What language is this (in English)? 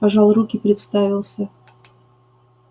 Russian